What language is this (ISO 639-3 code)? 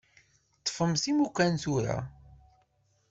kab